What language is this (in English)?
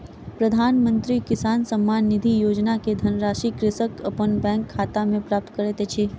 Maithili